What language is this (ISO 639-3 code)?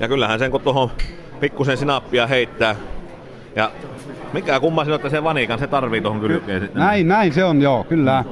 fin